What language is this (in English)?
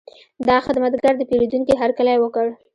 Pashto